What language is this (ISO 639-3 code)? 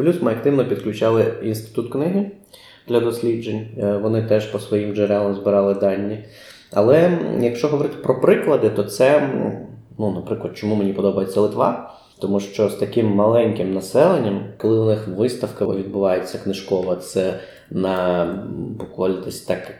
ukr